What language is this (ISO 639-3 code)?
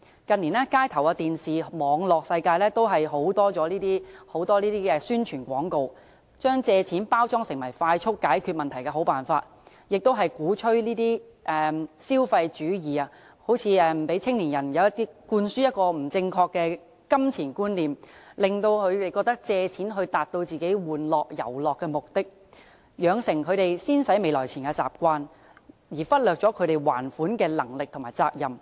yue